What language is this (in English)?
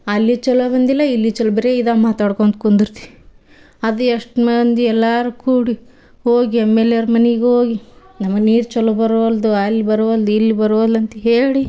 Kannada